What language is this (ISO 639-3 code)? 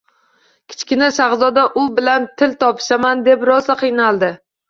uzb